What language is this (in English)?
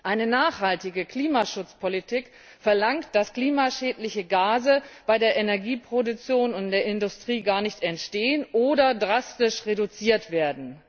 German